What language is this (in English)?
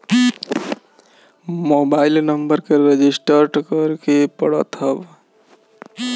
Bhojpuri